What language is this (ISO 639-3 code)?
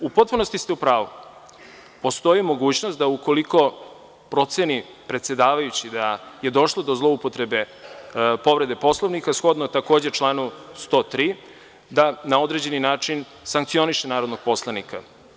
srp